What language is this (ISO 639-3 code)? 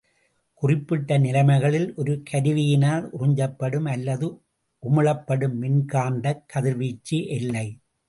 tam